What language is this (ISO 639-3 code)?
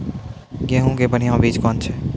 mai